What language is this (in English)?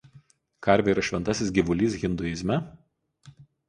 Lithuanian